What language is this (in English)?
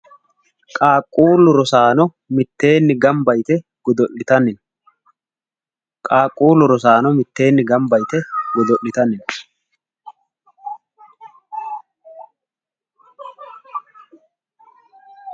Sidamo